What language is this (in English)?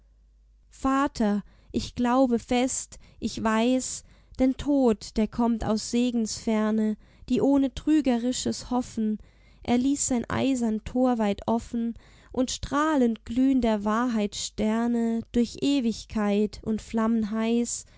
German